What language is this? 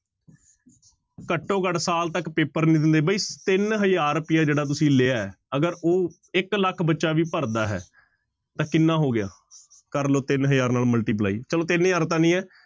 Punjabi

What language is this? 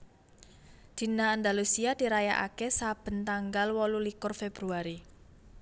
Javanese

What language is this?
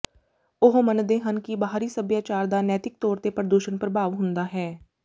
Punjabi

